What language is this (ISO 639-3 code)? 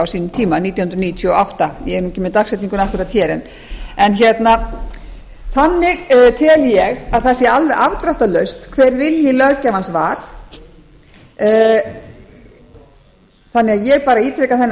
isl